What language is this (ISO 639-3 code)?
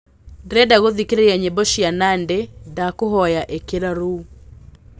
kik